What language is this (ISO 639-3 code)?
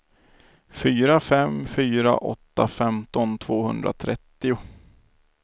swe